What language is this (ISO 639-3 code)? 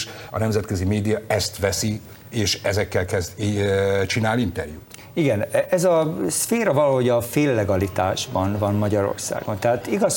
hun